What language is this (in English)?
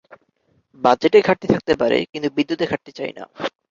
Bangla